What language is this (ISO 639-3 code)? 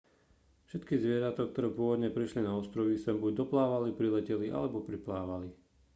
slk